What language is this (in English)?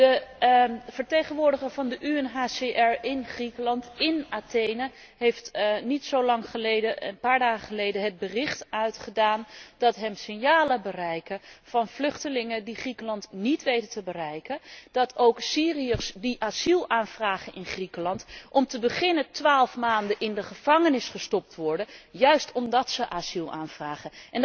Dutch